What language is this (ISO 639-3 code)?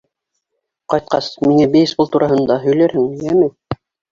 bak